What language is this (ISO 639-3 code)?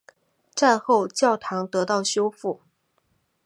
zho